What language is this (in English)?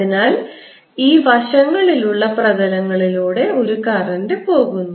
Malayalam